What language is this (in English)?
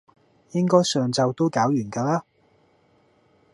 Cantonese